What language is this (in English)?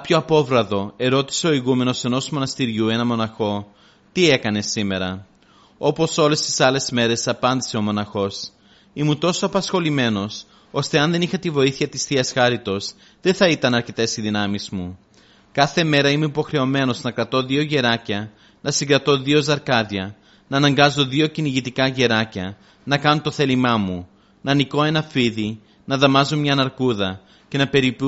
Greek